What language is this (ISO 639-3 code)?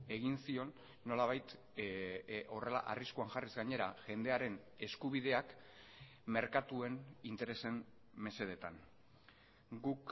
eus